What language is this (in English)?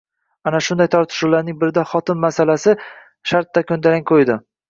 Uzbek